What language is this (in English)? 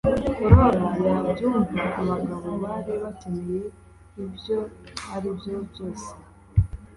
Kinyarwanda